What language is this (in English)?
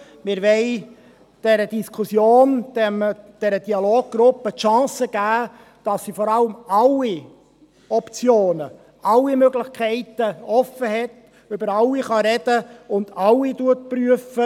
Swiss German